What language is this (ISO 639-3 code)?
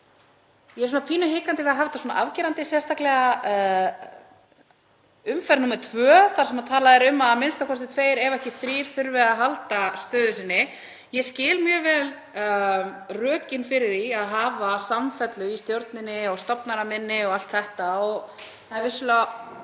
isl